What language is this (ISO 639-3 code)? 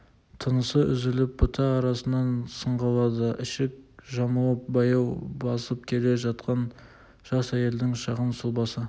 kaz